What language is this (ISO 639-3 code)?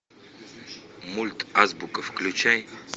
rus